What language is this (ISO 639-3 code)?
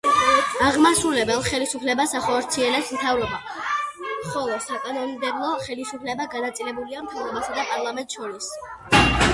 kat